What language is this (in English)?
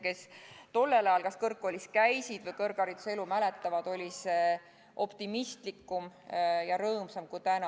Estonian